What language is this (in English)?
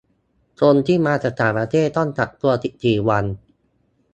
Thai